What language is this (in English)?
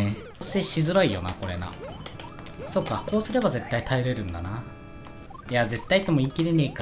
Japanese